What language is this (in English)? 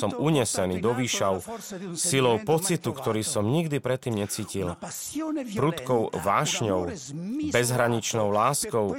Slovak